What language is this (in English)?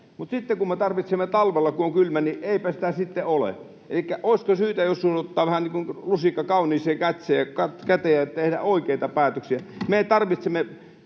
Finnish